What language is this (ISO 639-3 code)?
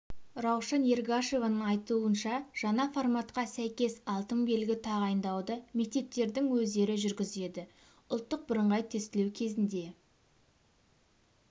kaz